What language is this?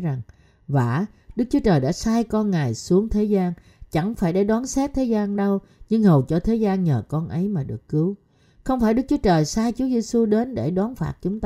Vietnamese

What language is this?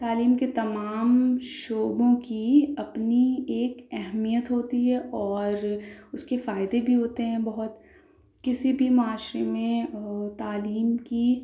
Urdu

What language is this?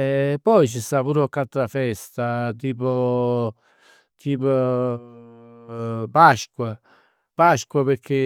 Neapolitan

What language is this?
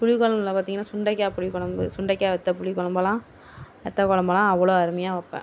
Tamil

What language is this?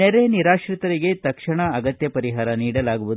Kannada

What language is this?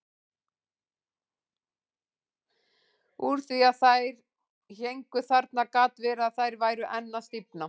Icelandic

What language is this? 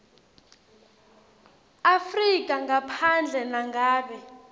Swati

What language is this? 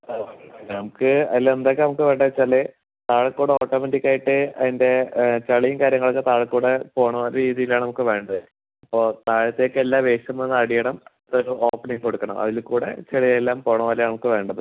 Malayalam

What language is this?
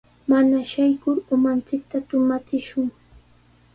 Sihuas Ancash Quechua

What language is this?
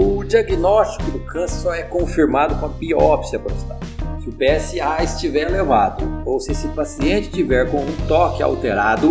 Portuguese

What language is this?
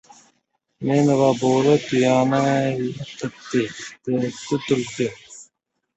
Uzbek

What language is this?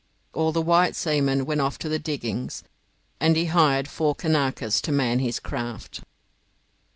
English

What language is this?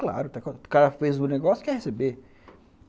Portuguese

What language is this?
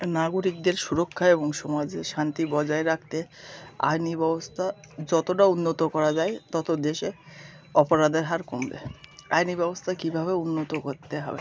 Bangla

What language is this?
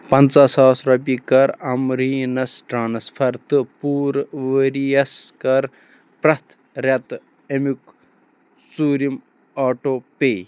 Kashmiri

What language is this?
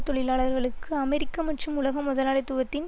Tamil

